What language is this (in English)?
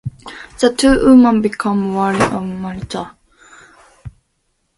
English